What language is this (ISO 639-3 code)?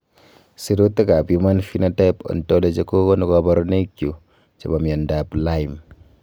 kln